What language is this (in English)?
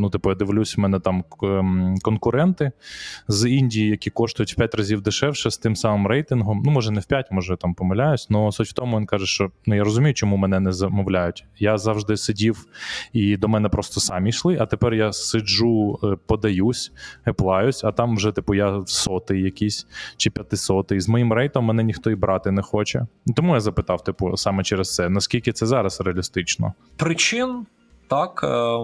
Ukrainian